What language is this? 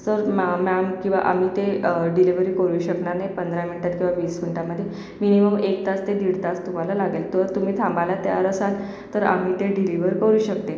Marathi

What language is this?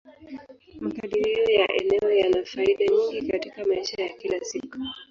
Swahili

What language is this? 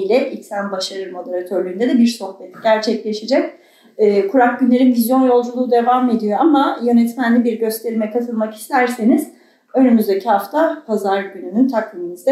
Turkish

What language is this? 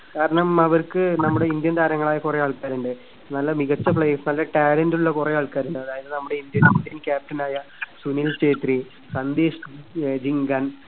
Malayalam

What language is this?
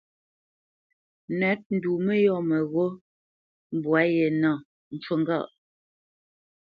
Bamenyam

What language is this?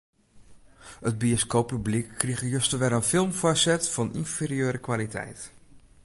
Western Frisian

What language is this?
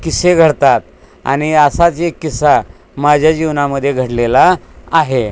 Marathi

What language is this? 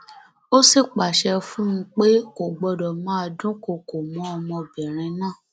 Yoruba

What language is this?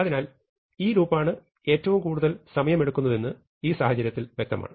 Malayalam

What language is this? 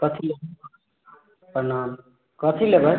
Maithili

